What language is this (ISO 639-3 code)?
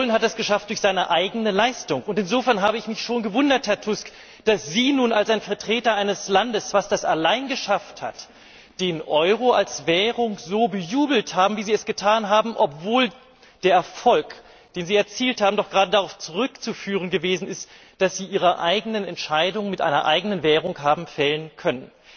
deu